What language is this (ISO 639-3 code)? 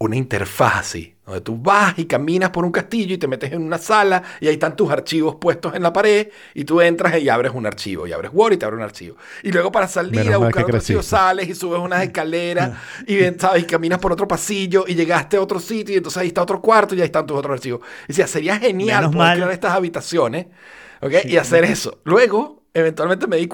spa